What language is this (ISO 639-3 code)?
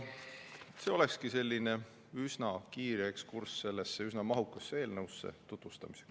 est